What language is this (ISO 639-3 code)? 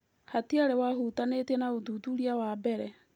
kik